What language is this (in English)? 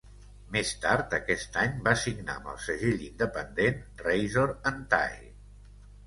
Catalan